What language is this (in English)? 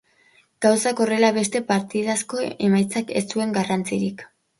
Basque